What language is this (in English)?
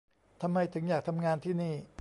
Thai